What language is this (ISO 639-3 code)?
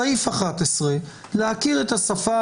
heb